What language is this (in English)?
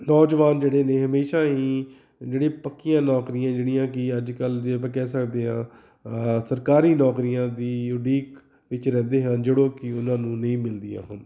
Punjabi